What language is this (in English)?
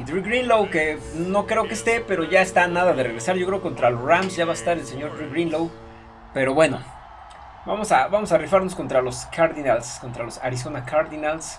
Spanish